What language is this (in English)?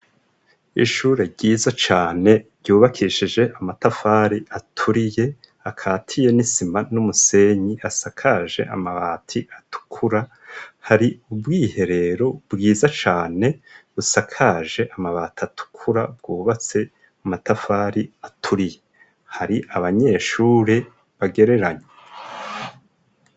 Rundi